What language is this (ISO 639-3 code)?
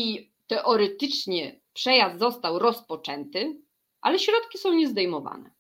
pol